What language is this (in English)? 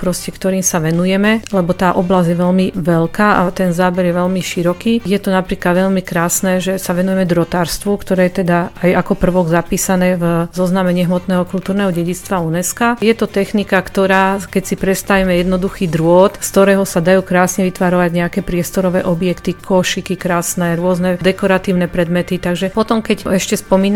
Slovak